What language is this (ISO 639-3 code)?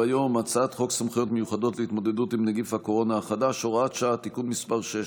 heb